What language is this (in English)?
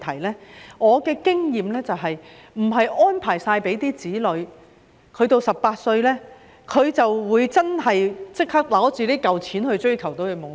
Cantonese